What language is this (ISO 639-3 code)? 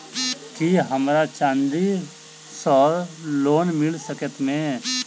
mai